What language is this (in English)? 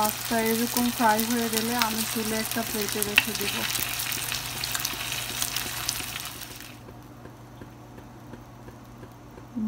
Romanian